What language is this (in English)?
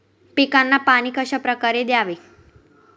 Marathi